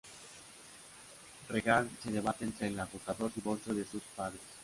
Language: Spanish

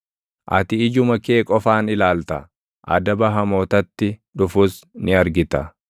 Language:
Oromo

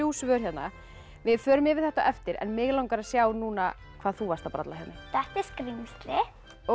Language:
Icelandic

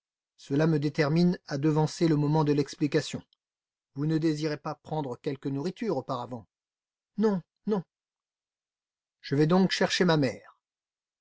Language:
French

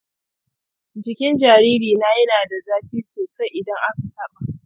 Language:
Hausa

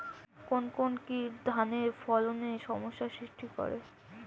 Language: Bangla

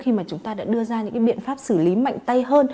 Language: Vietnamese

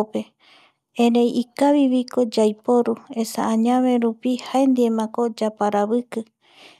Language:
Eastern Bolivian Guaraní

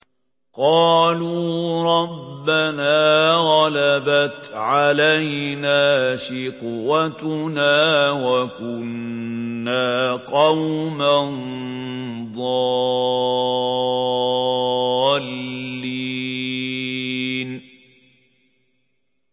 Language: Arabic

